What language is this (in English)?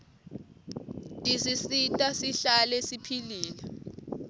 Swati